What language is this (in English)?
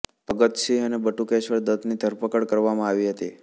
Gujarati